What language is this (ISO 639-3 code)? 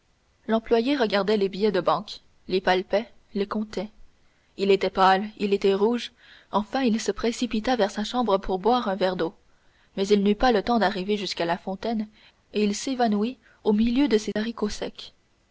fra